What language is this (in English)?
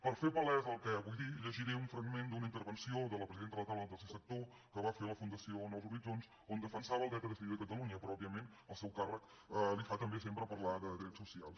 Catalan